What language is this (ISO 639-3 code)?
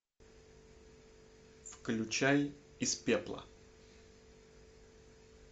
rus